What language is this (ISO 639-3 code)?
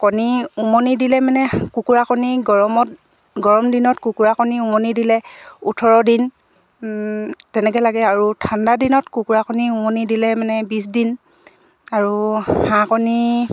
asm